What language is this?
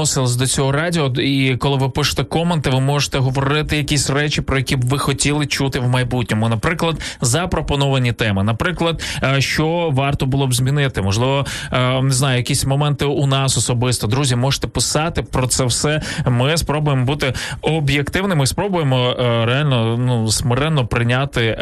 Ukrainian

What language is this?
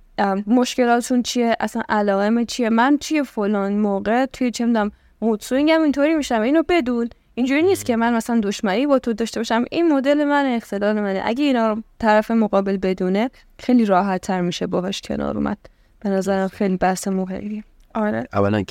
Persian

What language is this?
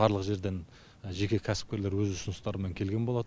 Kazakh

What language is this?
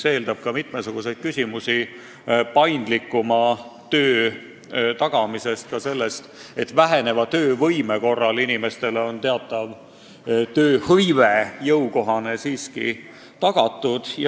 Estonian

